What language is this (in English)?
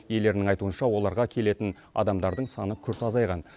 Kazakh